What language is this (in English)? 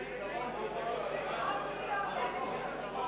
Hebrew